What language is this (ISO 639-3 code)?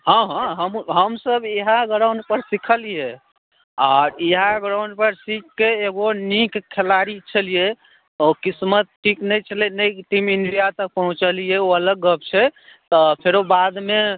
mai